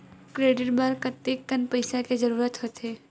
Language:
Chhattisgarhi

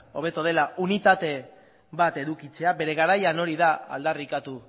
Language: Basque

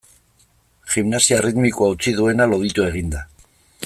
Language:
Basque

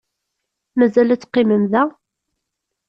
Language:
Kabyle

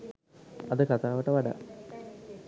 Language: Sinhala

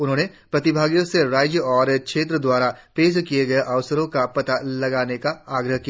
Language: Hindi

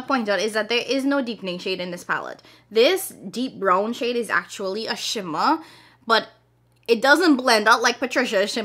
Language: English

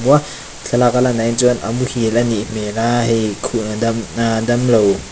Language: Mizo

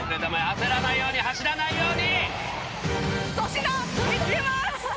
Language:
Japanese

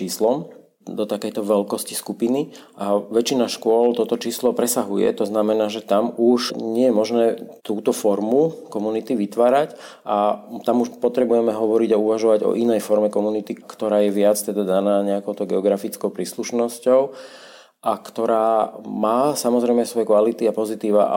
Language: Slovak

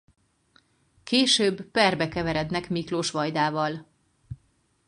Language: Hungarian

